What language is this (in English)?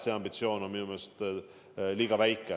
Estonian